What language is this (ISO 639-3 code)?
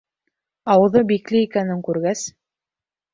bak